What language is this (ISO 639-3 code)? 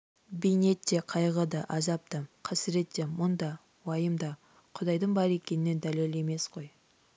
kaz